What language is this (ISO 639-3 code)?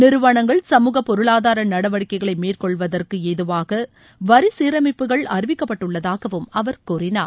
tam